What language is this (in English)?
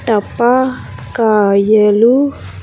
Telugu